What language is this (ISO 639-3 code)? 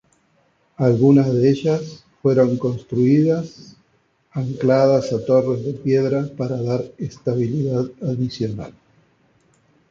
spa